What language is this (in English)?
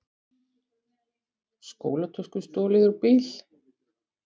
Icelandic